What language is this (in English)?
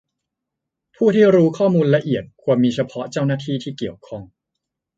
Thai